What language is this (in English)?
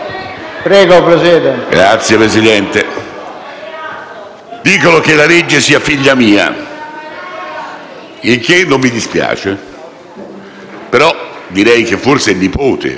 Italian